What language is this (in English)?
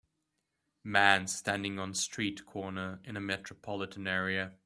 English